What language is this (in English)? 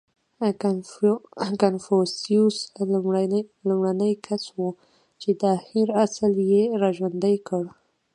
Pashto